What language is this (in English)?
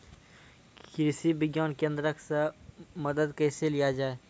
Maithili